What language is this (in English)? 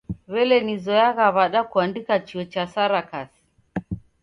Taita